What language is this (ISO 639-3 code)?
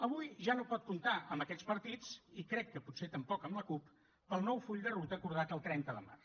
cat